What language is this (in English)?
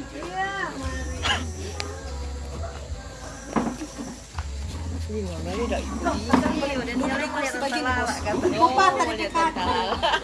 Indonesian